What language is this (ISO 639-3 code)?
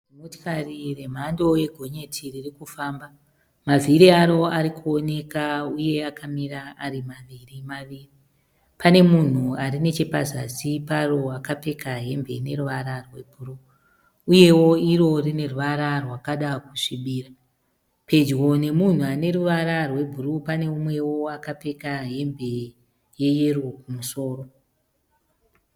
sna